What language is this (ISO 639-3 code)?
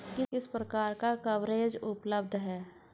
hin